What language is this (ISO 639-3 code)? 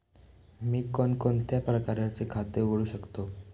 mar